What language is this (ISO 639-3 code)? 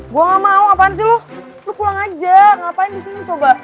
ind